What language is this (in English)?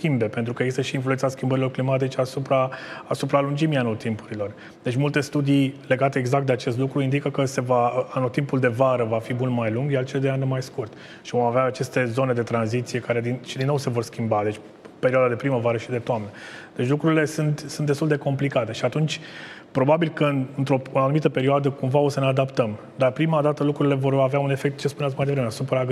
Romanian